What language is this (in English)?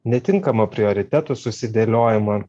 Lithuanian